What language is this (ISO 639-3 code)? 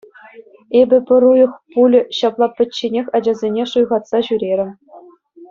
chv